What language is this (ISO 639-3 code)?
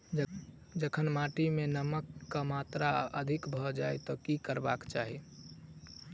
mai